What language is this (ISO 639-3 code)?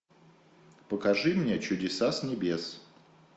rus